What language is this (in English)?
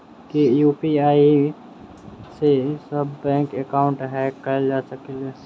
Maithili